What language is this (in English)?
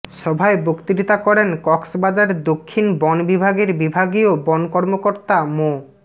Bangla